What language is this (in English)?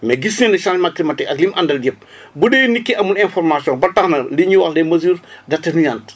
Wolof